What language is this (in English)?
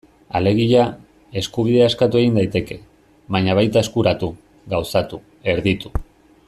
Basque